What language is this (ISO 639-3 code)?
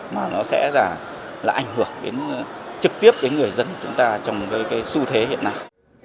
vie